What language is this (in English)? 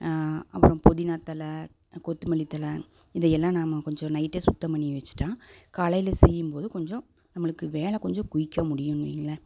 Tamil